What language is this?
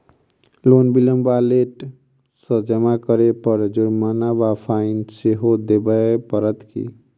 Maithili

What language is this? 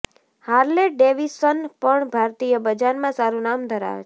Gujarati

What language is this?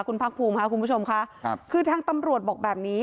Thai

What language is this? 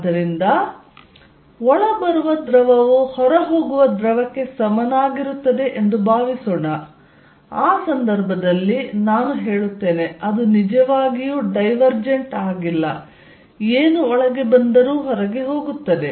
Kannada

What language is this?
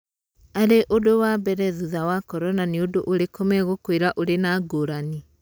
Kikuyu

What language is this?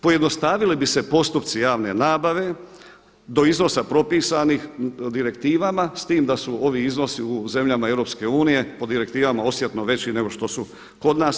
Croatian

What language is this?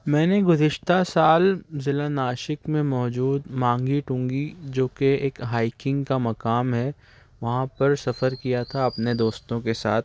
Urdu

